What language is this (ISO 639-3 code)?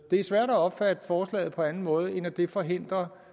dan